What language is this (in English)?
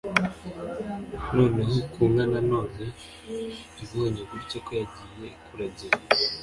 Kinyarwanda